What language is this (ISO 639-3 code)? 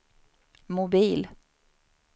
swe